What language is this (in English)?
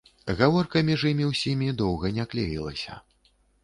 Belarusian